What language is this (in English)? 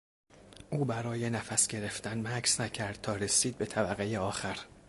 Persian